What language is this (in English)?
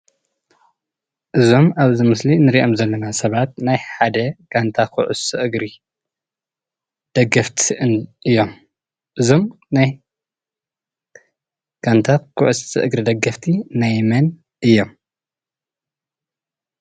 Tigrinya